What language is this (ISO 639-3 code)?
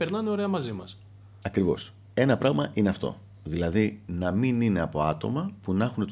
ell